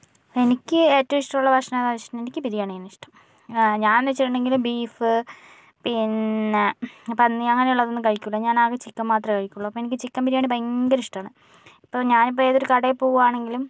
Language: Malayalam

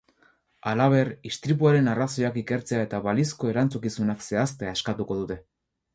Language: Basque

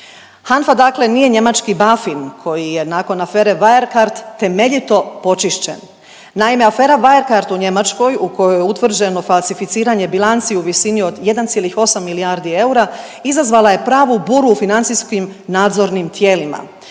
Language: Croatian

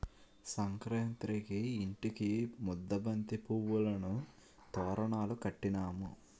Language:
Telugu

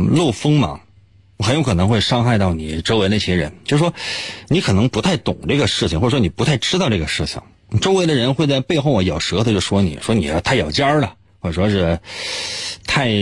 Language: Chinese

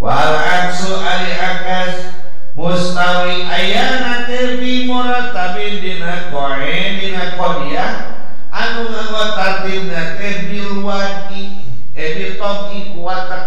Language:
Indonesian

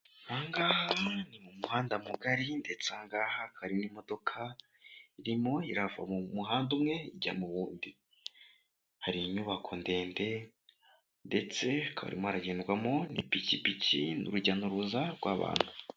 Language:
Kinyarwanda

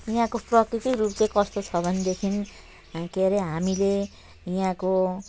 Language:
Nepali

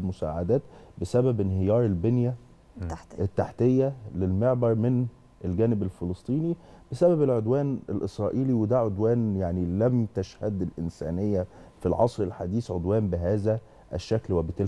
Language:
Arabic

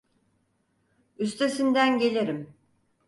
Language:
Turkish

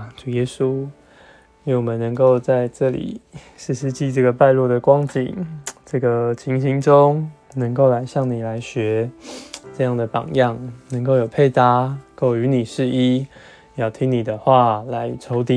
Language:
Chinese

